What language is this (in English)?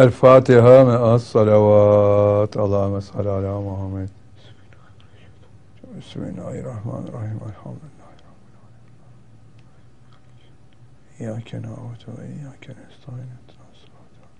Turkish